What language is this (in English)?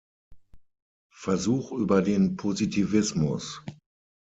German